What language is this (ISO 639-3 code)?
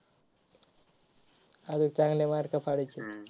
mar